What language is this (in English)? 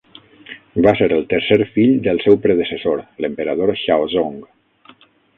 Catalan